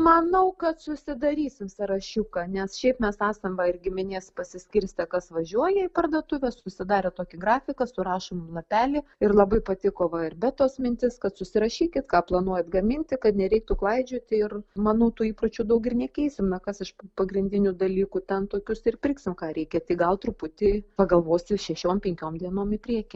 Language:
Lithuanian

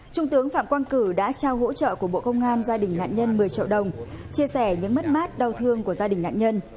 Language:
Vietnamese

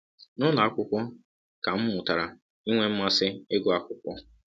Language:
Igbo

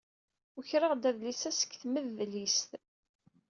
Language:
Kabyle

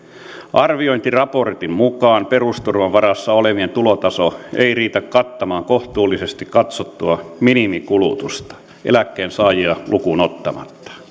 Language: Finnish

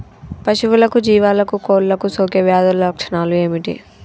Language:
Telugu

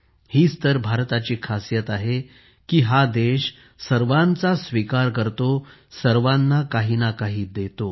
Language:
Marathi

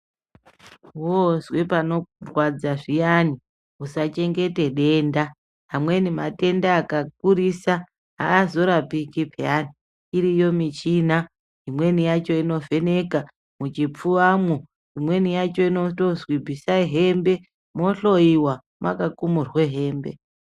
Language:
Ndau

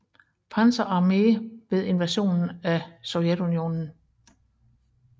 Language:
Danish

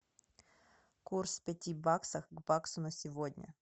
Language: Russian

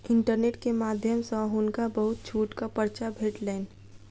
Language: Maithili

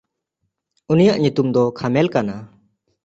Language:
Santali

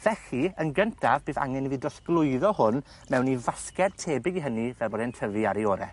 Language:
Welsh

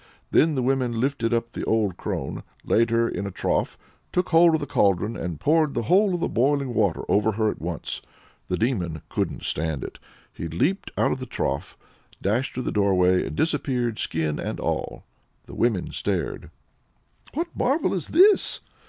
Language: English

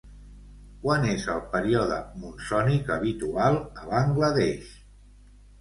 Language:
Catalan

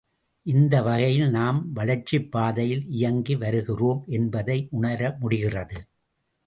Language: Tamil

